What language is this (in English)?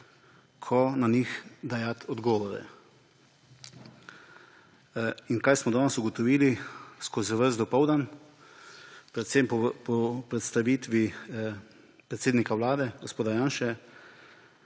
Slovenian